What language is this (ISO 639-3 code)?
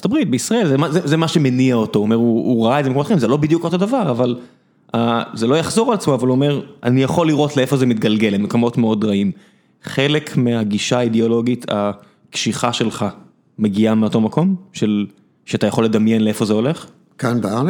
heb